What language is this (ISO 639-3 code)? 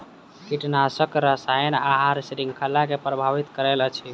mai